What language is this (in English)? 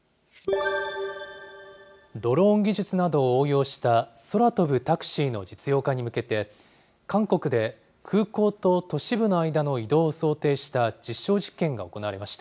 Japanese